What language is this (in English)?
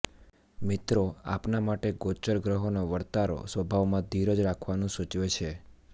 Gujarati